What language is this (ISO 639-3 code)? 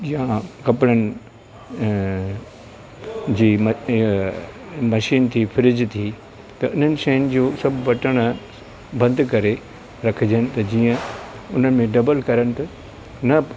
snd